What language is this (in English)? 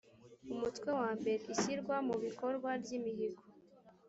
Kinyarwanda